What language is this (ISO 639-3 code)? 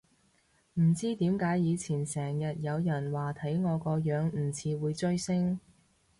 yue